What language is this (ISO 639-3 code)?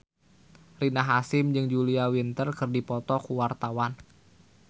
sun